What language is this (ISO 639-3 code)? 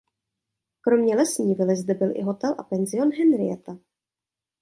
ces